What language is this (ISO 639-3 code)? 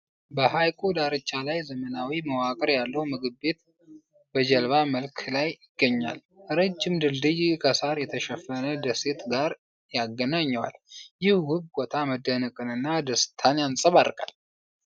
amh